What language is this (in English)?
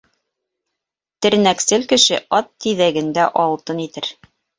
Bashkir